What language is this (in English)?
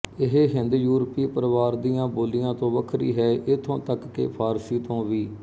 Punjabi